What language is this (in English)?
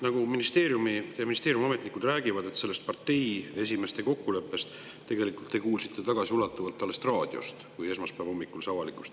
Estonian